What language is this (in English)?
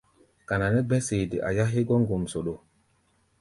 Gbaya